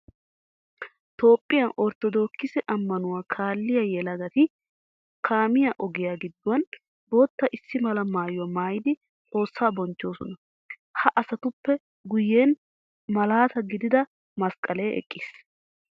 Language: Wolaytta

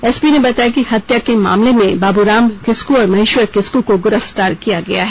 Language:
Hindi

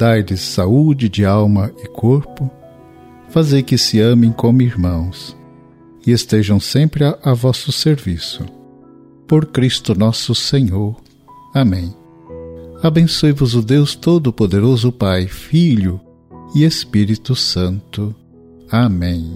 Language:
Portuguese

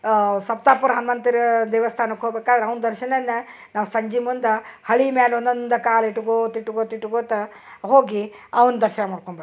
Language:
Kannada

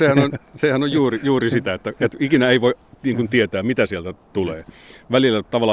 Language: Finnish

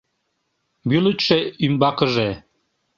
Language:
Mari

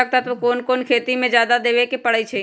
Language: Magahi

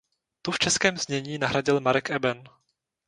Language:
Czech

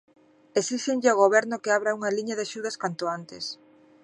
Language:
Galician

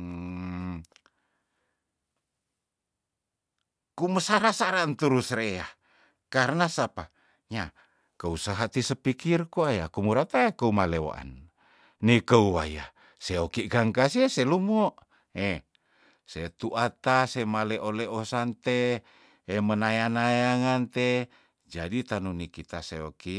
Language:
Tondano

